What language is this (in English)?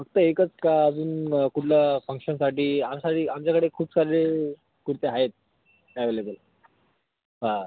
Marathi